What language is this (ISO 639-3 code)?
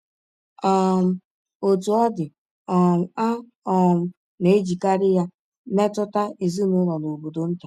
ibo